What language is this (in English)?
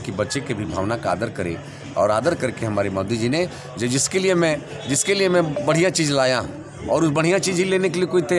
Hindi